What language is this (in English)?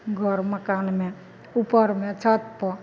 Maithili